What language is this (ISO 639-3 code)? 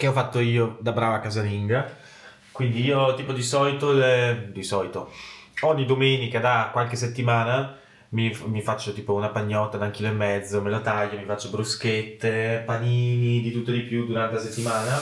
ita